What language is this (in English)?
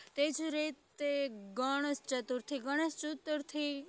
Gujarati